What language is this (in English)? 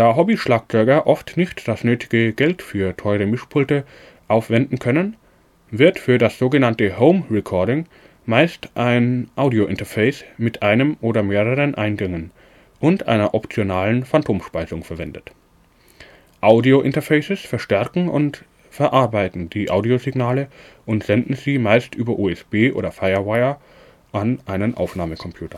German